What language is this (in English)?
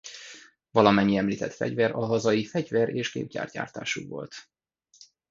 Hungarian